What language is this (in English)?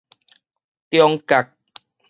Min Nan Chinese